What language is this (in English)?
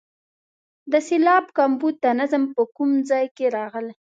Pashto